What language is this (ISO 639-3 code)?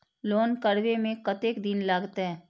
mai